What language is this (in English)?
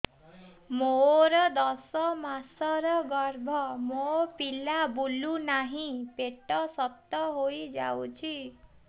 Odia